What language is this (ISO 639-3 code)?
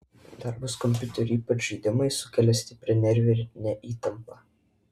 lit